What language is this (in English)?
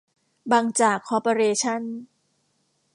Thai